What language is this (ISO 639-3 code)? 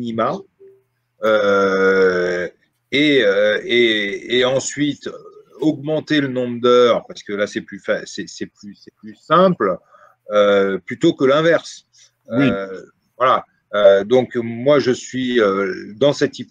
fra